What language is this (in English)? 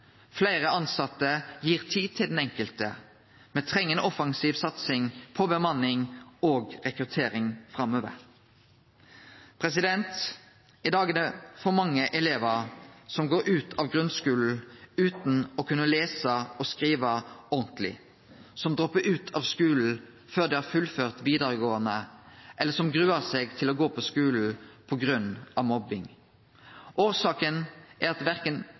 Norwegian Nynorsk